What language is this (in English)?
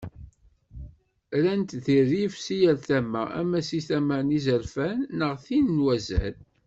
Kabyle